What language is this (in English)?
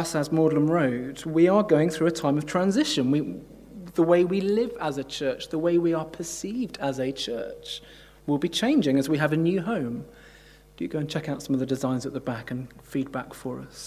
English